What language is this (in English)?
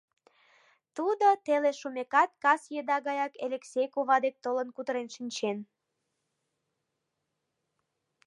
Mari